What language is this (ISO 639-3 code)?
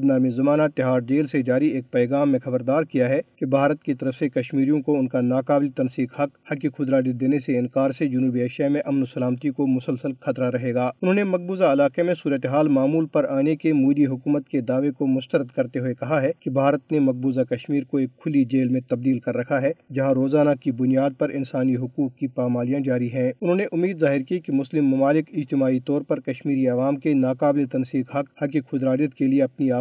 urd